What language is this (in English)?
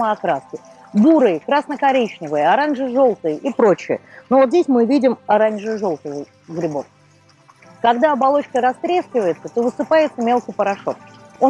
Russian